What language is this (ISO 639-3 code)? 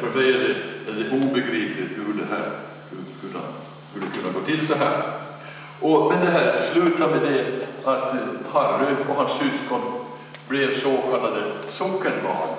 swe